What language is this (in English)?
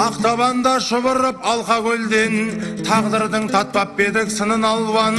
Turkish